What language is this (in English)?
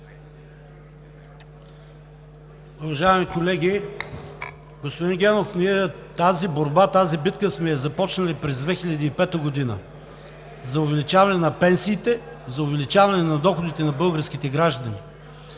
Bulgarian